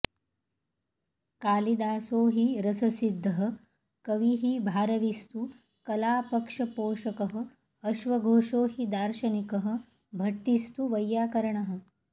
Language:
Sanskrit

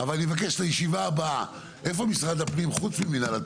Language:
Hebrew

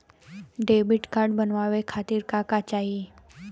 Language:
Bhojpuri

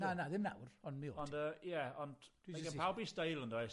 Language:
Welsh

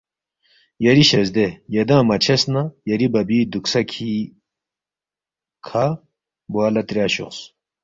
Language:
Balti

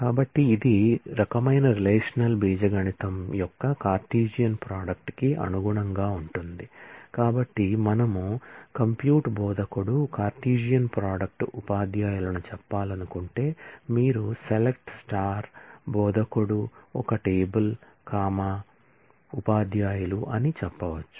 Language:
Telugu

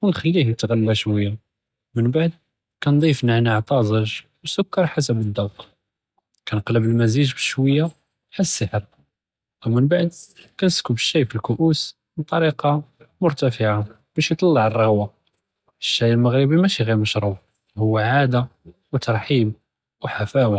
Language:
Judeo-Arabic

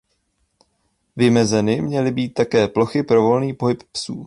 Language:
Czech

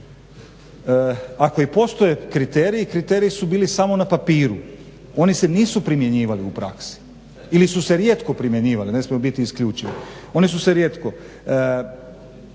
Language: Croatian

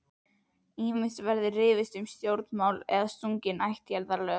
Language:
Icelandic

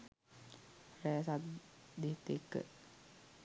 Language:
Sinhala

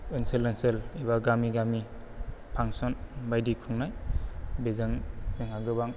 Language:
Bodo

